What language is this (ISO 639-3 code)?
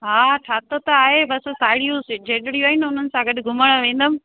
snd